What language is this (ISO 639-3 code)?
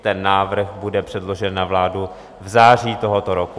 ces